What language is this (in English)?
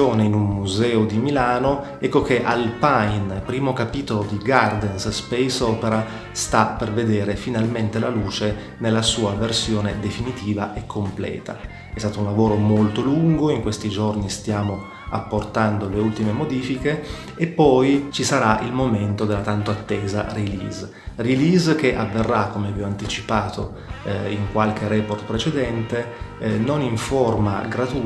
Italian